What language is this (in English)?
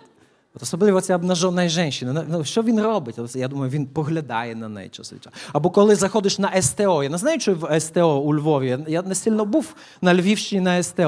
Ukrainian